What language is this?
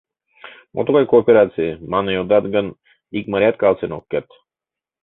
Mari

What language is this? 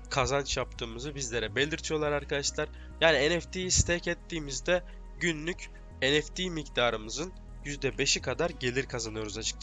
Turkish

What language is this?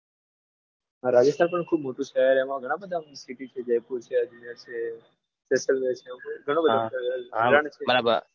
Gujarati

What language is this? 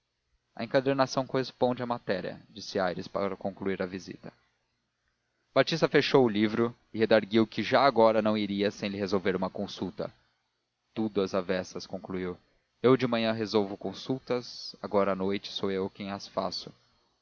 Portuguese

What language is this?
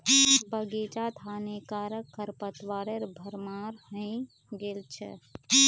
Magahi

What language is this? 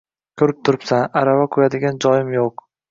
Uzbek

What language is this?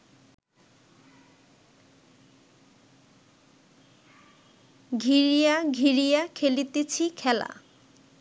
Bangla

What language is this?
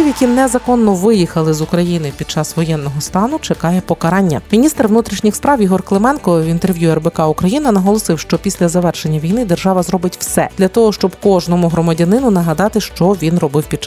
Ukrainian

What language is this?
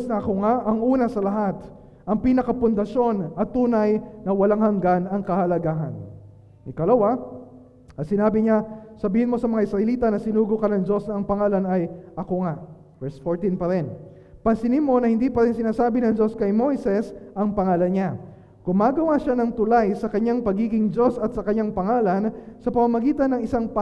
Filipino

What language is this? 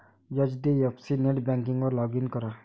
Marathi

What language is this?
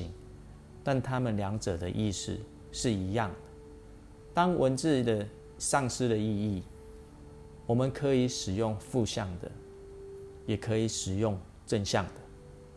Chinese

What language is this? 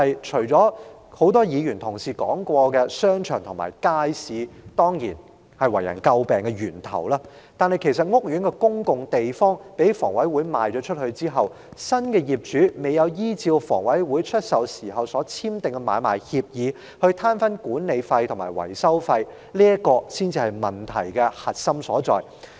Cantonese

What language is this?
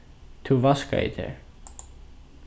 Faroese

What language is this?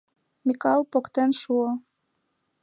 Mari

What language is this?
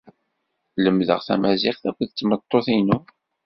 Kabyle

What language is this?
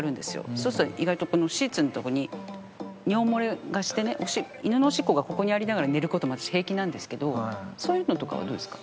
Japanese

